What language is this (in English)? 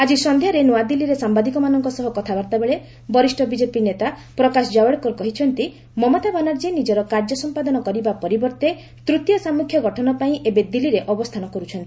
Odia